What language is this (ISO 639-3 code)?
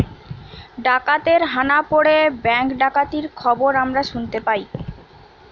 ben